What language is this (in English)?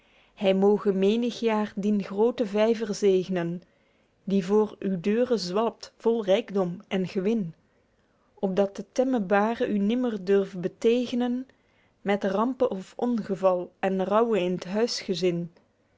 Dutch